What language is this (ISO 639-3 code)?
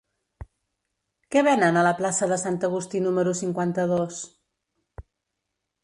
cat